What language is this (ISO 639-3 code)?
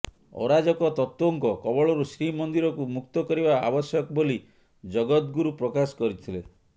ori